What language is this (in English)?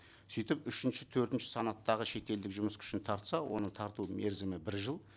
Kazakh